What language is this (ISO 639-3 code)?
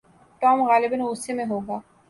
urd